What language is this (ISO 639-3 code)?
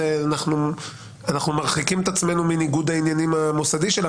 heb